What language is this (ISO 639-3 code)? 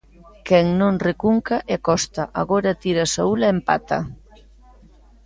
glg